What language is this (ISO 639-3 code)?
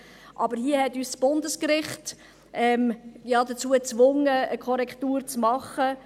gsw